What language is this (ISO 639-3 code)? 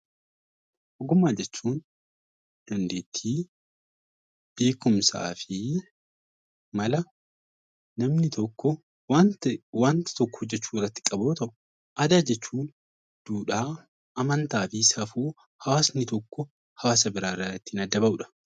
orm